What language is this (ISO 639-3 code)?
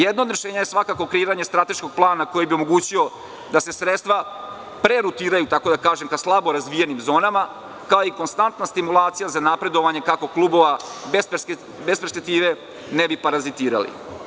srp